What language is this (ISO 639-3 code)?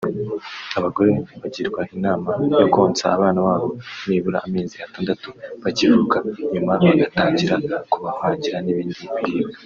kin